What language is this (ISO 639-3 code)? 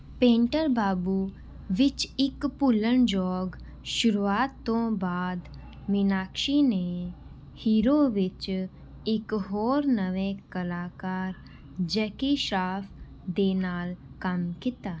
pan